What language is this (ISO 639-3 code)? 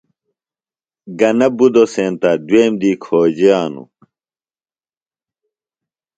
phl